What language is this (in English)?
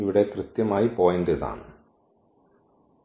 Malayalam